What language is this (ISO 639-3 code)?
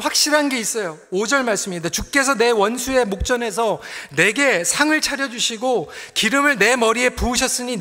kor